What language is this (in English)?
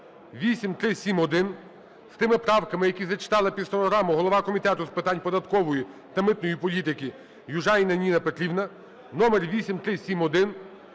Ukrainian